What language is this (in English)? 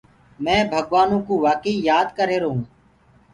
Gurgula